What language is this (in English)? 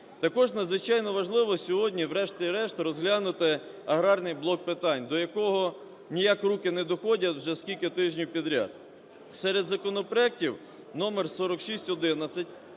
Ukrainian